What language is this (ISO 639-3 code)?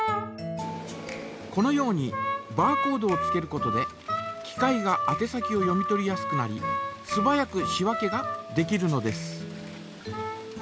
jpn